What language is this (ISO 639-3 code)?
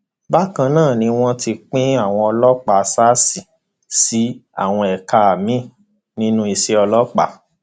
yor